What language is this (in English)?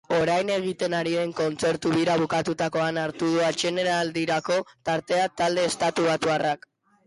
Basque